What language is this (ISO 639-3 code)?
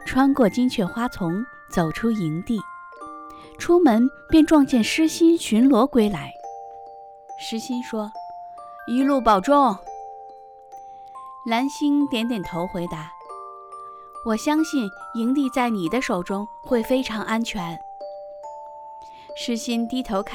zho